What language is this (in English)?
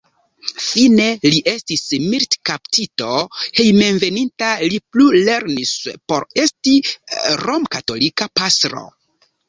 Esperanto